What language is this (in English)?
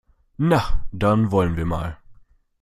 German